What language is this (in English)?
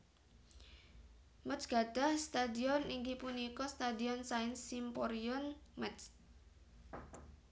Javanese